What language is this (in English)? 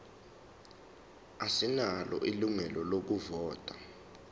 Zulu